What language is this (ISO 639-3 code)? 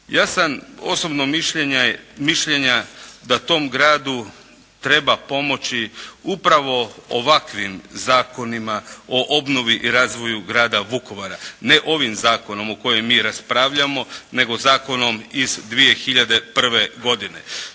hrv